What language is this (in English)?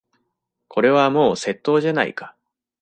Japanese